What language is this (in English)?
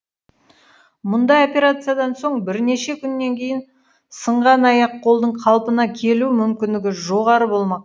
Kazakh